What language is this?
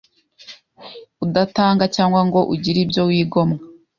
Kinyarwanda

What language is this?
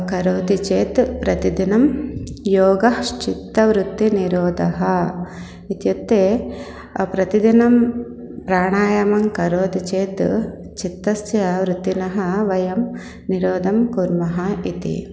Sanskrit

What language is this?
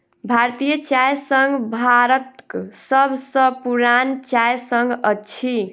Maithili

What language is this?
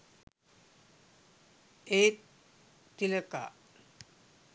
Sinhala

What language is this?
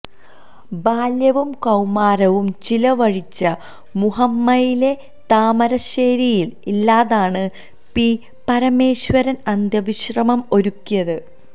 Malayalam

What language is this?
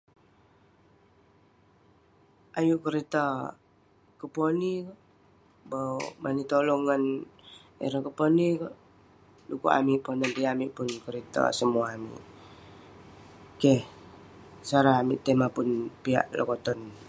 Western Penan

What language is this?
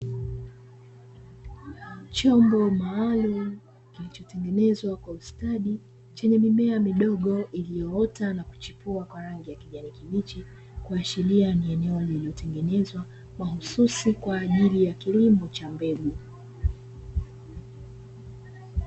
Swahili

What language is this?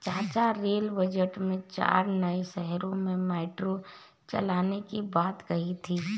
Hindi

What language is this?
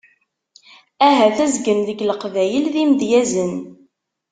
Kabyle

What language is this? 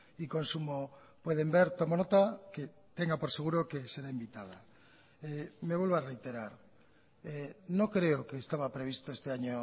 Spanish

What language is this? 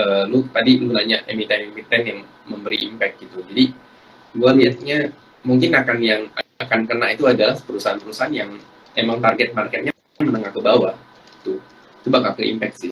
Indonesian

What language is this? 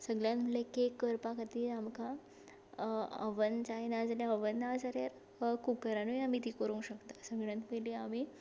Konkani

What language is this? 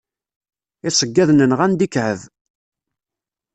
Kabyle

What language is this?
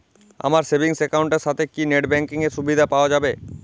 Bangla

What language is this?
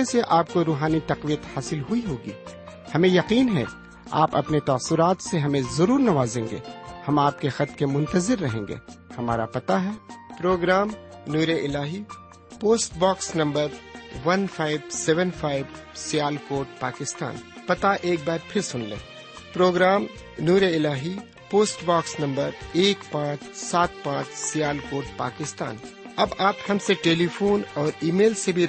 Urdu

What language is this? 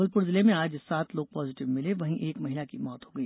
Hindi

